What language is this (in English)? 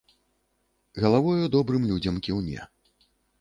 Belarusian